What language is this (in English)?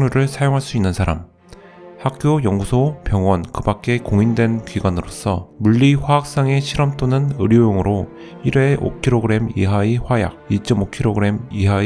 Korean